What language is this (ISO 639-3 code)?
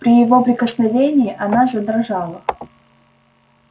rus